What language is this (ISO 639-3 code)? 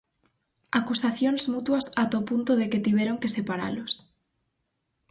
glg